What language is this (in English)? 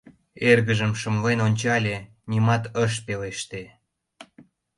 Mari